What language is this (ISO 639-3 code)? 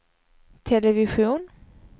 swe